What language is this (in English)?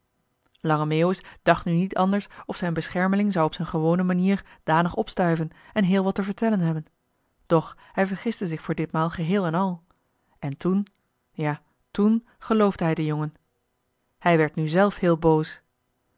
Dutch